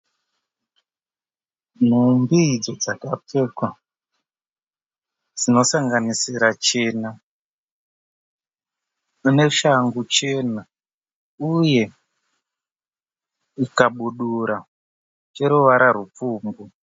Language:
Shona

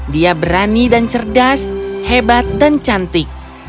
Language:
Indonesian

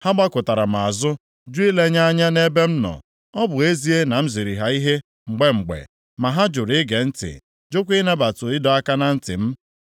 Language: Igbo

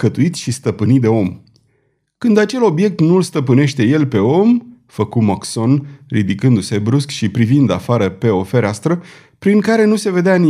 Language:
Romanian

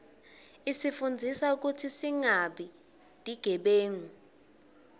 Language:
Swati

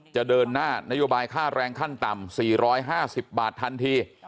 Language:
Thai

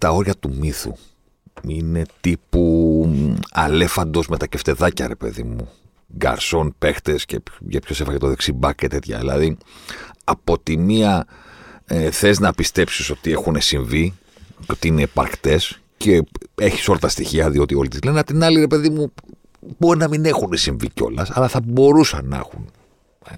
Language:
Greek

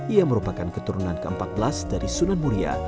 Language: Indonesian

